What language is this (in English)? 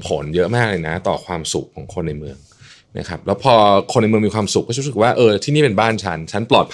Thai